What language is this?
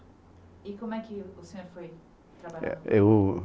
Portuguese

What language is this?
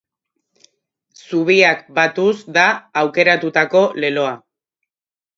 Basque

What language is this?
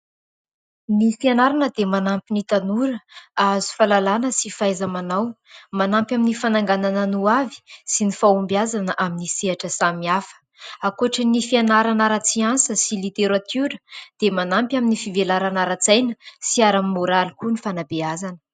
Malagasy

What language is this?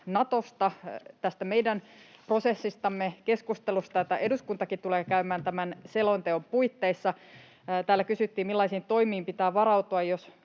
Finnish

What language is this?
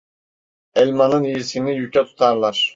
Turkish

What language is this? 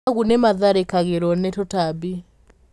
Kikuyu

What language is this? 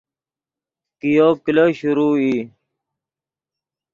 Yidgha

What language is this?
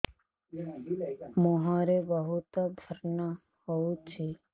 Odia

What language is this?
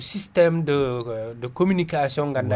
Fula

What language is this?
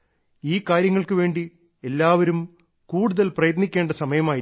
Malayalam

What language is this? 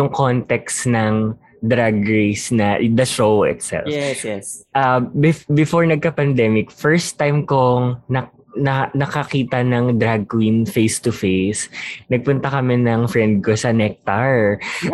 Filipino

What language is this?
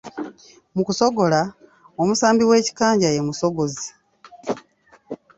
Ganda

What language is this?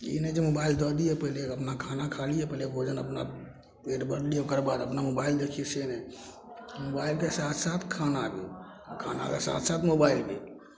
Maithili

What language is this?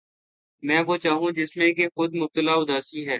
Urdu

